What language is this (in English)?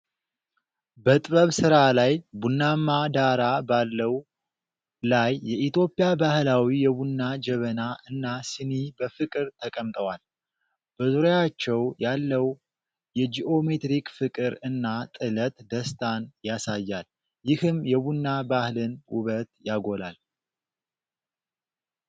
Amharic